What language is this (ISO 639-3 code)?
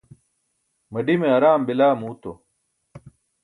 bsk